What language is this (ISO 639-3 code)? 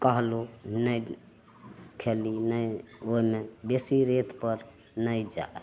mai